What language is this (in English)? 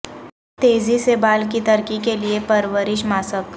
Urdu